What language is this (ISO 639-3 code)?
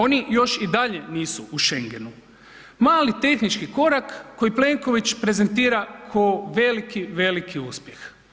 hrv